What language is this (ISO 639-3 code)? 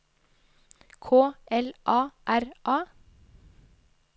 nor